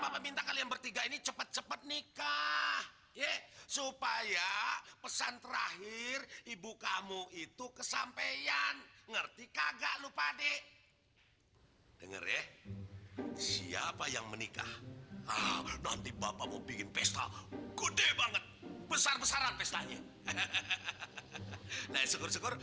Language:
Indonesian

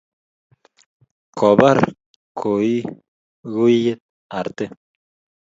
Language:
Kalenjin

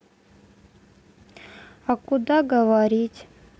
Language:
Russian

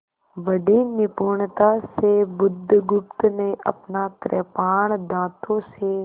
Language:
Hindi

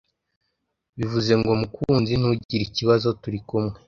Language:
Kinyarwanda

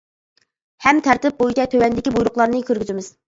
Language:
Uyghur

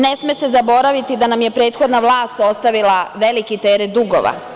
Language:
Serbian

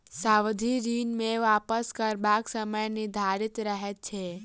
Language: Maithili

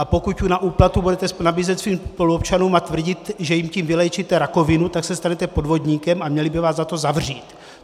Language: Czech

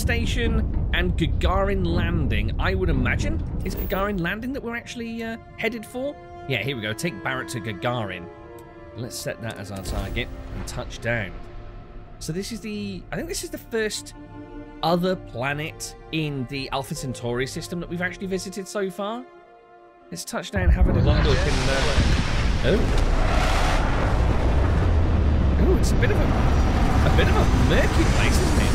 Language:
English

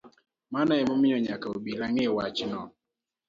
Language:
Luo (Kenya and Tanzania)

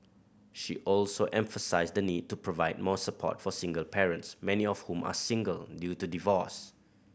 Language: English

